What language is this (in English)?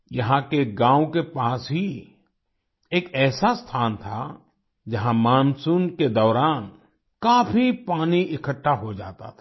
Hindi